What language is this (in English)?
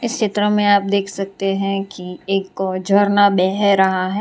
Hindi